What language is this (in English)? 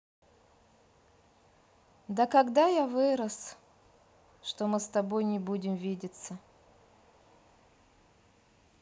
Russian